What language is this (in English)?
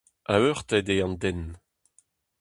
Breton